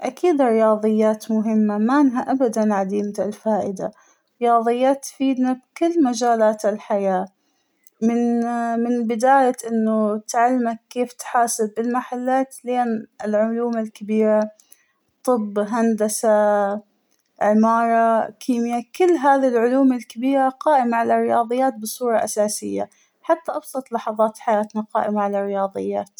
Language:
Hijazi Arabic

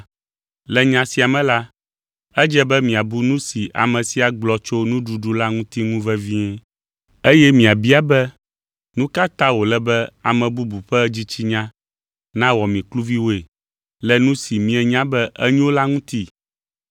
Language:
Ewe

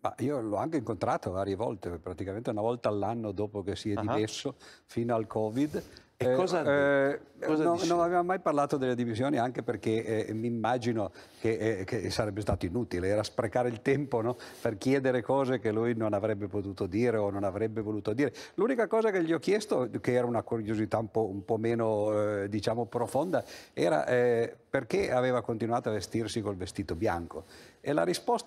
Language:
Italian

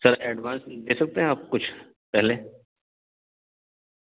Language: Urdu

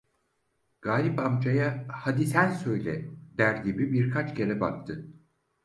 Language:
Turkish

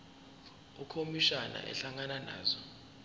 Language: Zulu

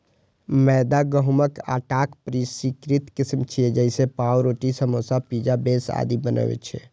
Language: Maithili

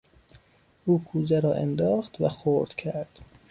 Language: Persian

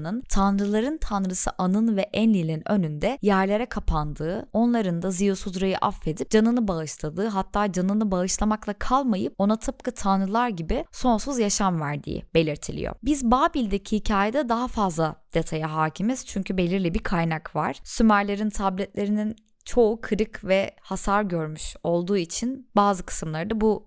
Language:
Turkish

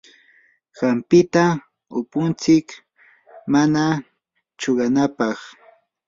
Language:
Yanahuanca Pasco Quechua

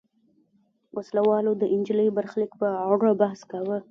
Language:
Pashto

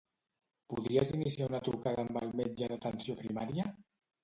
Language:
Catalan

